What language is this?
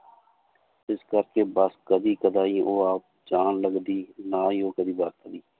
Punjabi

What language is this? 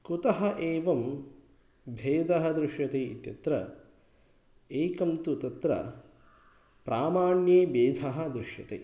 Sanskrit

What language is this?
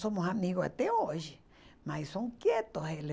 Portuguese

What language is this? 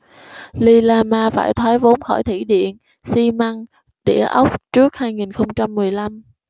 Vietnamese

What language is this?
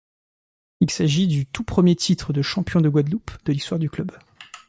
French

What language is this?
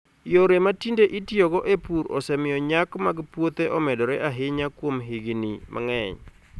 Luo (Kenya and Tanzania)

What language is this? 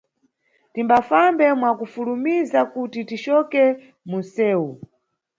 Nyungwe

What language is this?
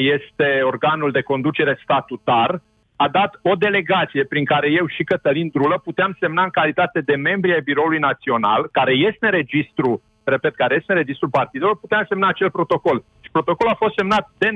Romanian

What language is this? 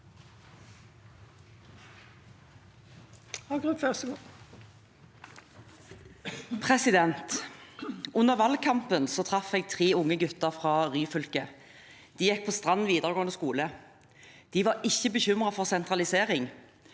Norwegian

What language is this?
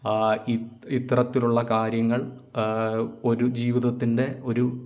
Malayalam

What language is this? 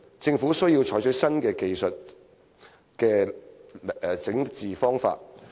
Cantonese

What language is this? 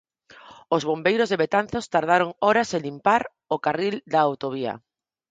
Galician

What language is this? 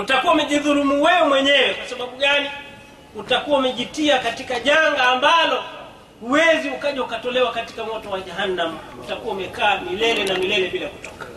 Swahili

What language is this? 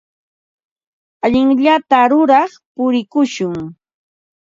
Ambo-Pasco Quechua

